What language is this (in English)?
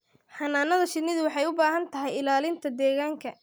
Somali